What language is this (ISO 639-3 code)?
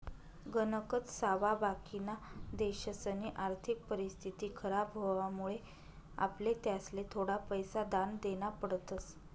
mar